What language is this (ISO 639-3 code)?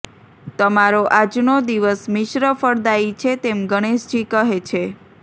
guj